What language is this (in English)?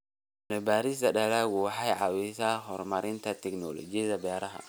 Somali